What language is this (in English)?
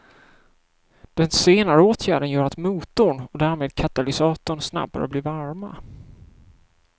Swedish